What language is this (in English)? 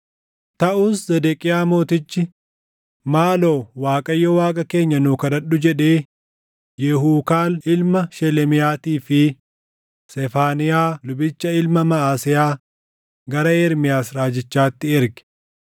Oromo